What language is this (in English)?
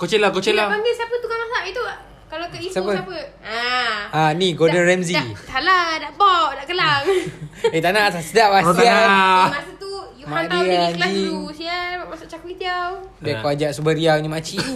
Malay